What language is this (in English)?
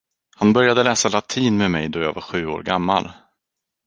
Swedish